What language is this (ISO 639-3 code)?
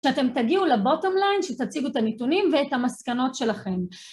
heb